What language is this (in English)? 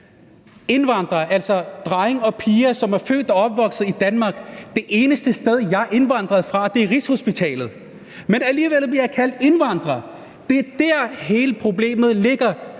Danish